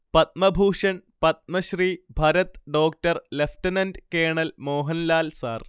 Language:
Malayalam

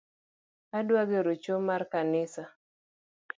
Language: Luo (Kenya and Tanzania)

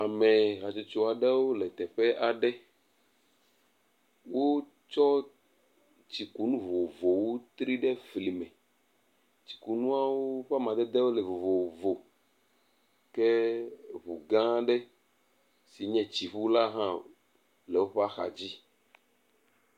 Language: Ewe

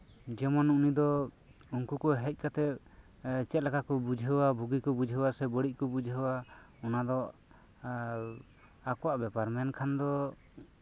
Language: Santali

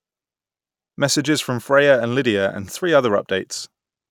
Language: English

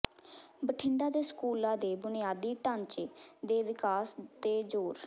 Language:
Punjabi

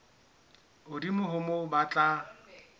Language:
Southern Sotho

